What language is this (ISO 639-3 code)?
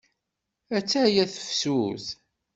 kab